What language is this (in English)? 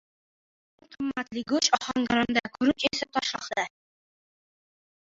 Uzbek